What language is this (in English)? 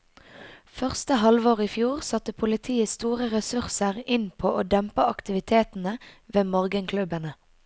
Norwegian